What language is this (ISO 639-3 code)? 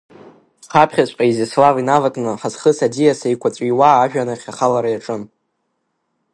abk